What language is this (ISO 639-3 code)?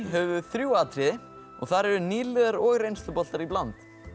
isl